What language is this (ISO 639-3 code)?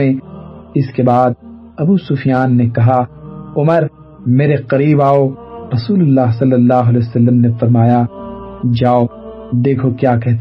urd